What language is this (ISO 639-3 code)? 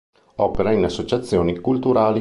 ita